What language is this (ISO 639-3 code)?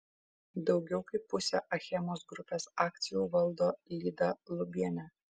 lit